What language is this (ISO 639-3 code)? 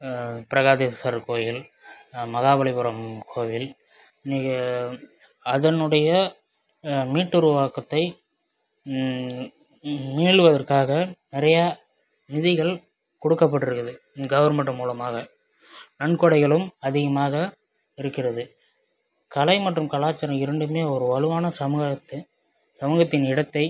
tam